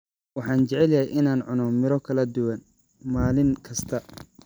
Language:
Somali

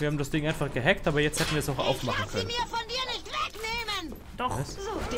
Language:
German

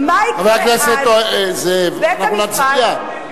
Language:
Hebrew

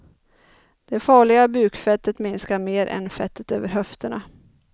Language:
Swedish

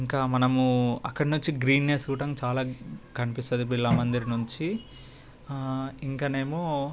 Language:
Telugu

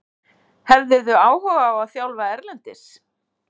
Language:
Icelandic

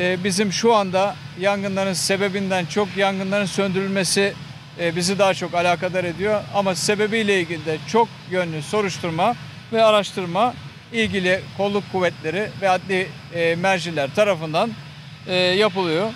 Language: Turkish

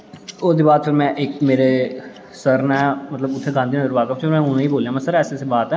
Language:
Dogri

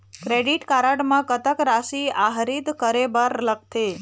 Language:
Chhattisgarhi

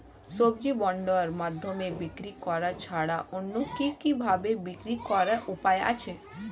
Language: Bangla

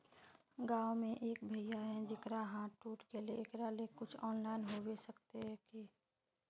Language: Magahi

